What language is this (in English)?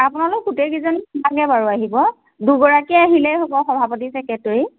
Assamese